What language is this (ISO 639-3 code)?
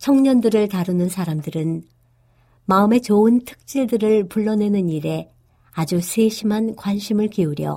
kor